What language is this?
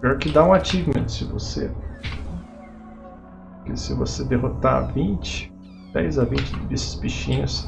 Portuguese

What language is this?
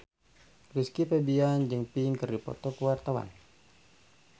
Sundanese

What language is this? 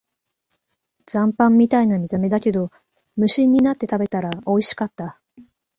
Japanese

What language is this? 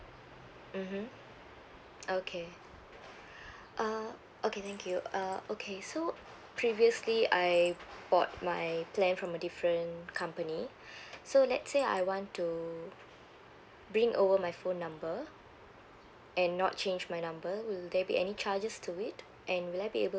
English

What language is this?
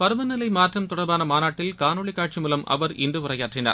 Tamil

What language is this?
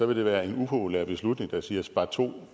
Danish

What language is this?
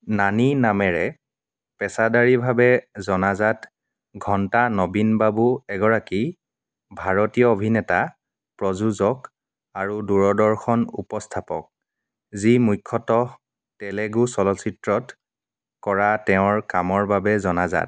Assamese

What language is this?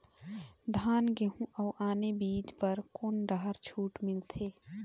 Chhattisgarhi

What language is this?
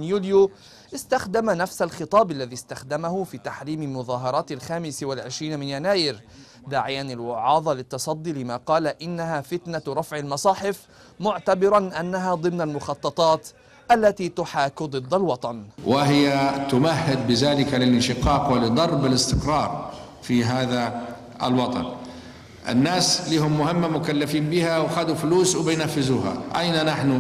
Arabic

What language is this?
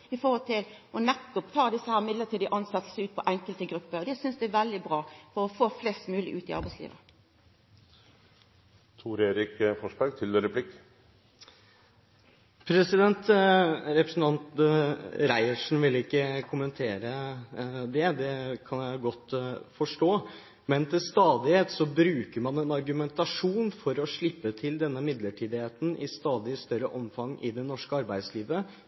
Norwegian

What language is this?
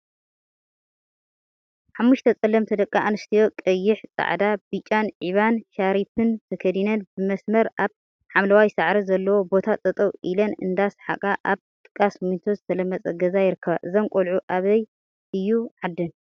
Tigrinya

